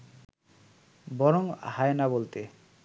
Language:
Bangla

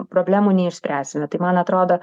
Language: Lithuanian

